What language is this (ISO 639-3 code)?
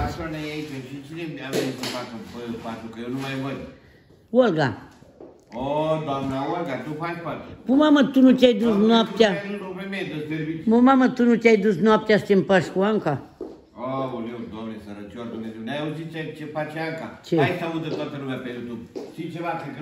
ron